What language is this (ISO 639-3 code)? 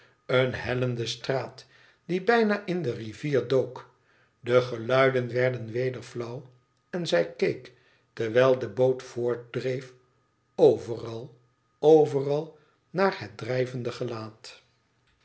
nld